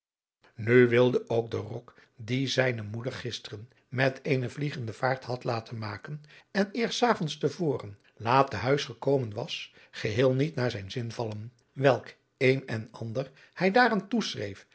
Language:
Dutch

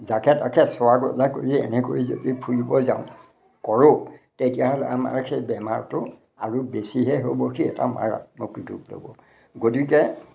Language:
Assamese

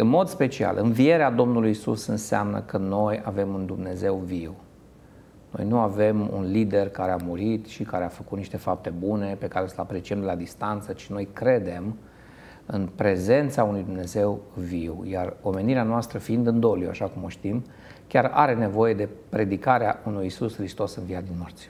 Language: Romanian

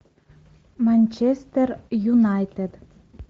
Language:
Russian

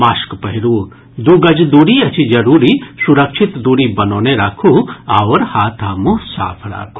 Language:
Maithili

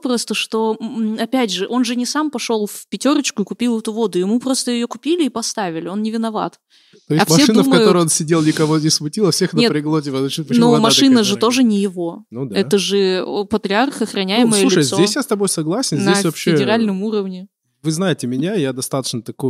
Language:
Russian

